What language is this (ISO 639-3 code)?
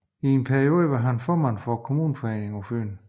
dan